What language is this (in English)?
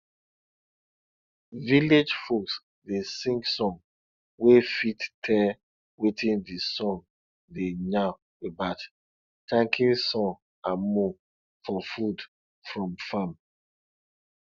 Nigerian Pidgin